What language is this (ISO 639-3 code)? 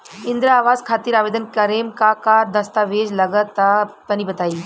bho